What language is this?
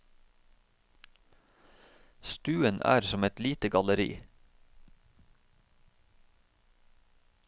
Norwegian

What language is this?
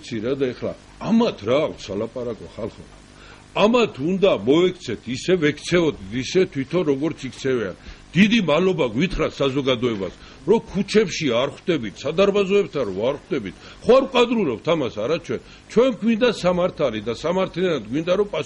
Hebrew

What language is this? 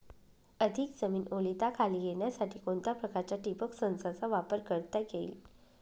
Marathi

